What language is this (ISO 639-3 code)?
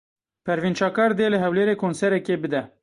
kur